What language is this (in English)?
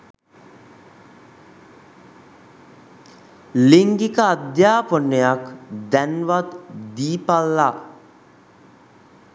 Sinhala